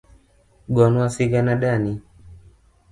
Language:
Luo (Kenya and Tanzania)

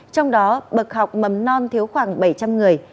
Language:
Vietnamese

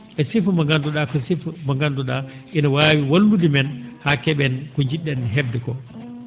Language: Fula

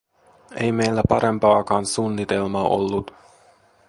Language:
Finnish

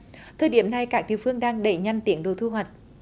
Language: Vietnamese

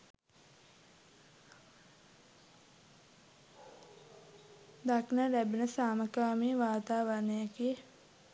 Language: Sinhala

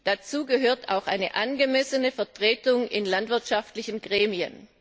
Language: German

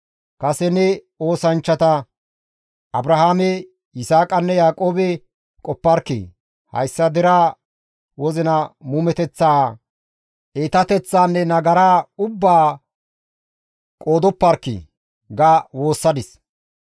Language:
Gamo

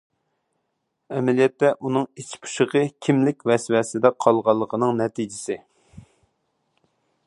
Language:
Uyghur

